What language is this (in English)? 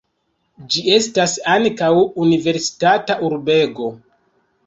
Esperanto